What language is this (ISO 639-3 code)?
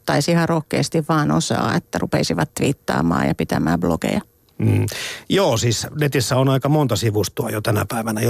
fin